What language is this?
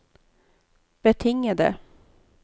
Norwegian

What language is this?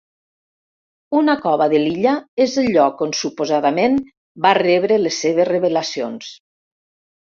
Catalan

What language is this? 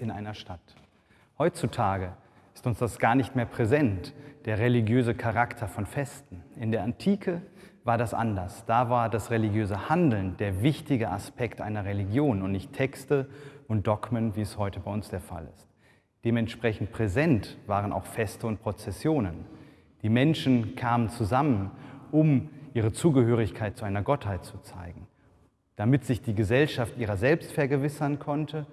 German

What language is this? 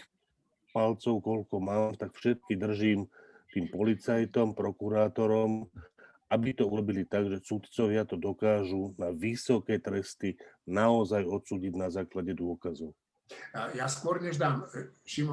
Slovak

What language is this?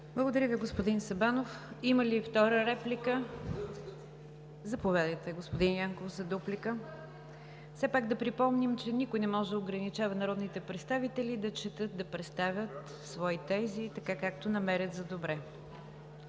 Bulgarian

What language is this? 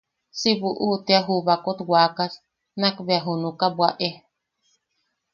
Yaqui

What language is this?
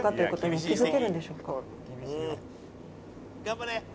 Japanese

